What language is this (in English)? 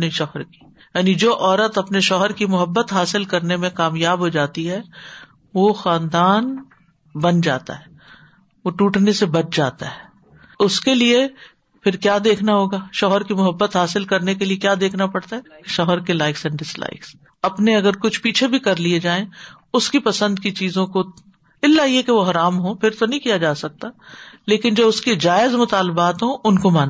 Urdu